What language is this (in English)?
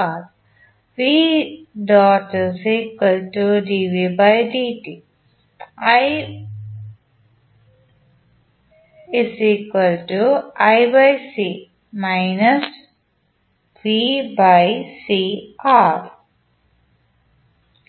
Malayalam